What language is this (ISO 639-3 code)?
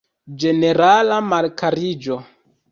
epo